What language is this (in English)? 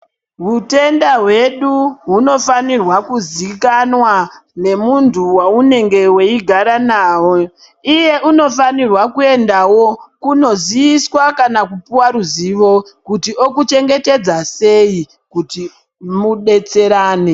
Ndau